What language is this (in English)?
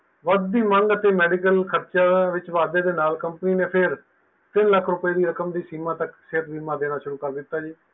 Punjabi